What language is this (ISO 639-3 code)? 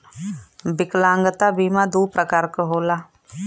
bho